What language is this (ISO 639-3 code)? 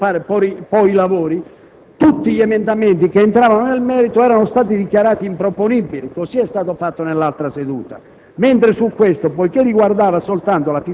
ita